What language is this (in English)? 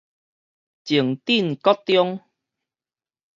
Min Nan Chinese